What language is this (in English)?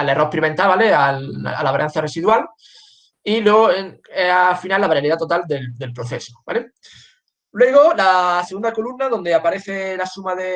Spanish